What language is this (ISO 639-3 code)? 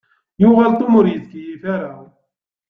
kab